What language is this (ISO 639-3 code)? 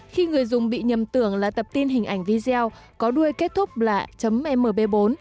vie